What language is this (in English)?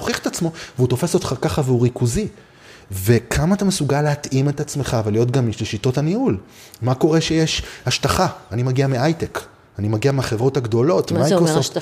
Hebrew